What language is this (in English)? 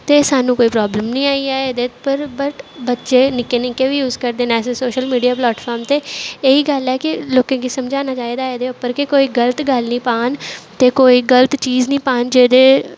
Dogri